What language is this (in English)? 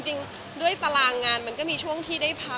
Thai